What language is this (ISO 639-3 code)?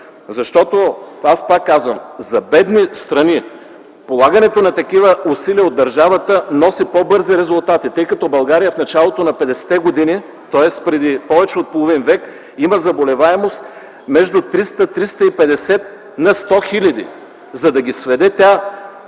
bul